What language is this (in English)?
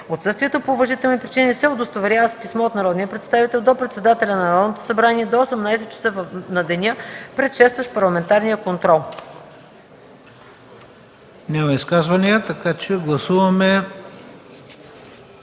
Bulgarian